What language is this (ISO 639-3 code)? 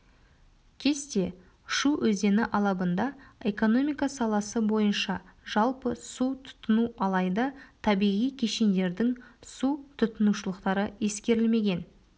kaz